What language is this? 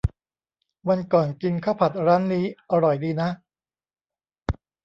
Thai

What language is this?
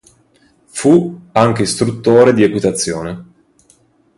Italian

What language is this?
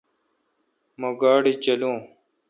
Kalkoti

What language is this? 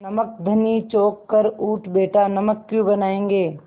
Hindi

